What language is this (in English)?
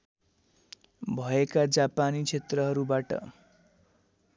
Nepali